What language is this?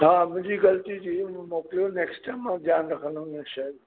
Sindhi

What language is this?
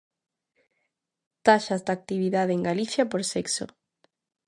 Galician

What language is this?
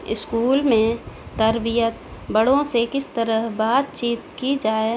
Urdu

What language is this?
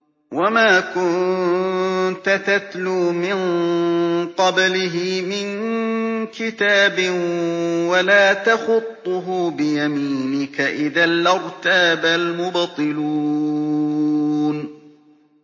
Arabic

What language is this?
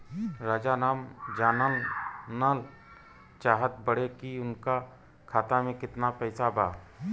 Bhojpuri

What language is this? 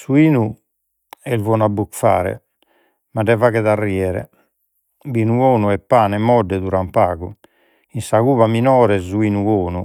Sardinian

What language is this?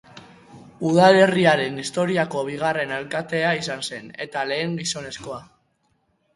Basque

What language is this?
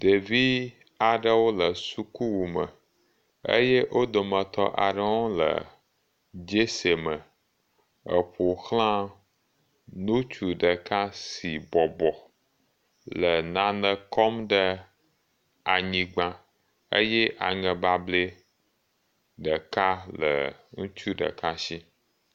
Ewe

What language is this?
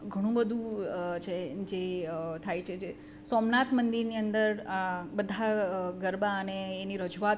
Gujarati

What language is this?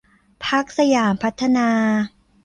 Thai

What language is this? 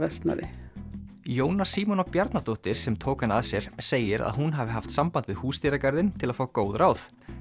Icelandic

